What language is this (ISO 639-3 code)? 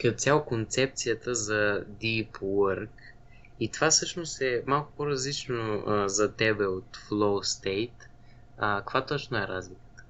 bul